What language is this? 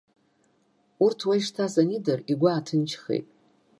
Abkhazian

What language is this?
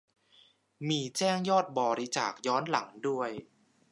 Thai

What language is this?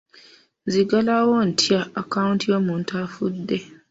Ganda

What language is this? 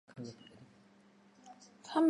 Chinese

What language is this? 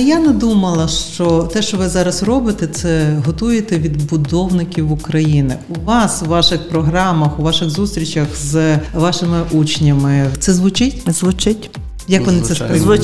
Ukrainian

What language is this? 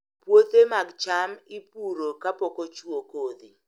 Luo (Kenya and Tanzania)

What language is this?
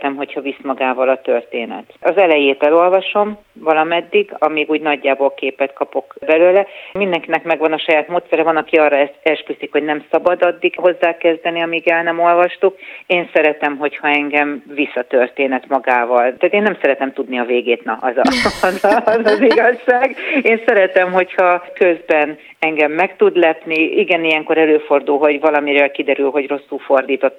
Hungarian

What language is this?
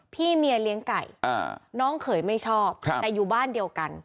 Thai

